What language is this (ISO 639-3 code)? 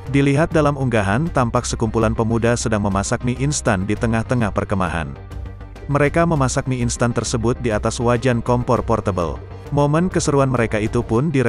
ind